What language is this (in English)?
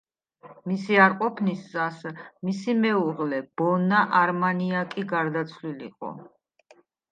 Georgian